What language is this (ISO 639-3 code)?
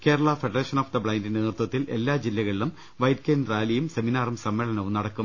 mal